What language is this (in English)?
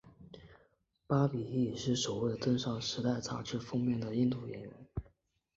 Chinese